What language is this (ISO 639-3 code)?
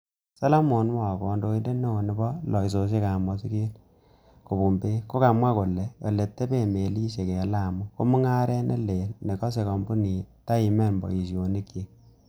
kln